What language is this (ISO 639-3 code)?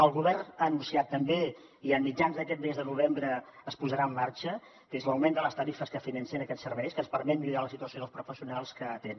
cat